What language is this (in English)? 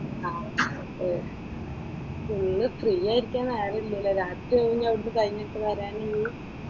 Malayalam